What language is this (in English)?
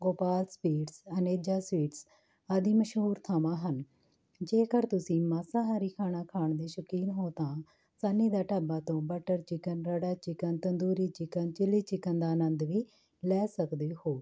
Punjabi